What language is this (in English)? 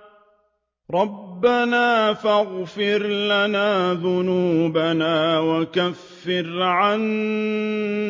Arabic